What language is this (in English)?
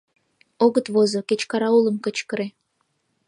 Mari